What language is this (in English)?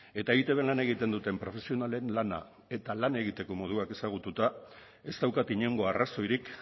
Basque